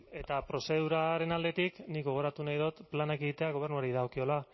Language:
Basque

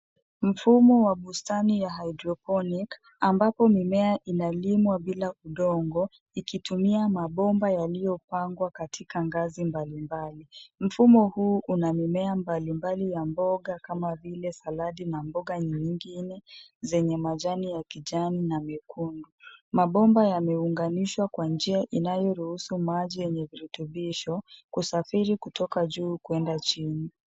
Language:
Swahili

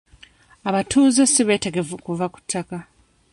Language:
Ganda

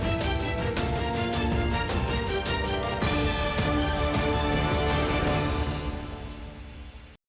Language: Ukrainian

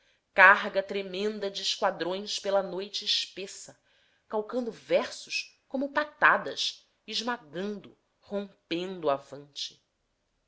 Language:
Portuguese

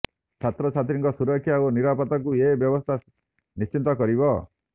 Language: Odia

